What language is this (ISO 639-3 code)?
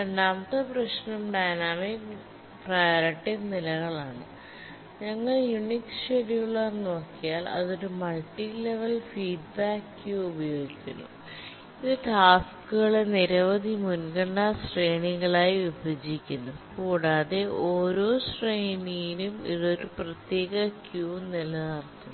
mal